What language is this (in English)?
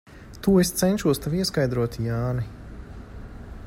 Latvian